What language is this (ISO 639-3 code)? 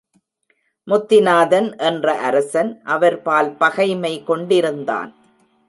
tam